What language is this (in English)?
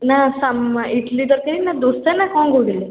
Odia